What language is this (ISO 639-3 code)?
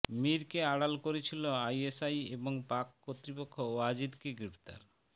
ben